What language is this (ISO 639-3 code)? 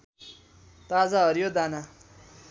nep